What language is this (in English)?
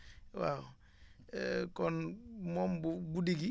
Wolof